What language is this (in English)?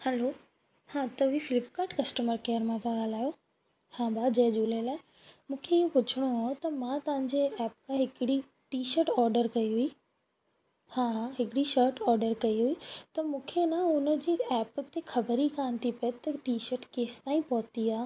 Sindhi